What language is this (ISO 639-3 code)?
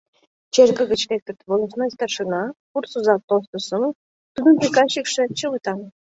chm